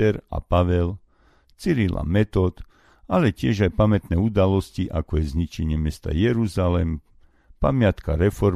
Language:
Slovak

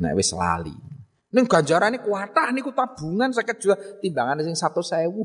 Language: Indonesian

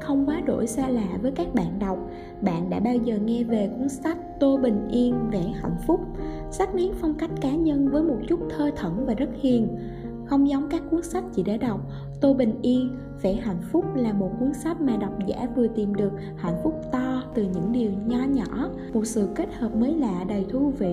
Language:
Vietnamese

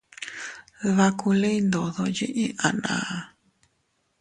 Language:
Teutila Cuicatec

